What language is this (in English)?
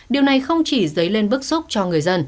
Vietnamese